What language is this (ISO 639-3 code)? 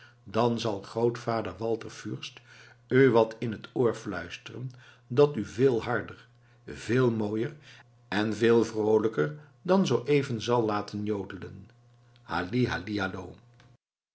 nld